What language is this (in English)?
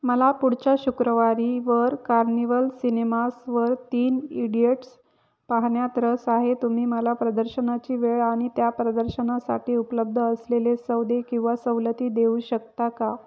Marathi